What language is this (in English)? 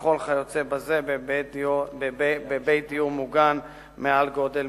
Hebrew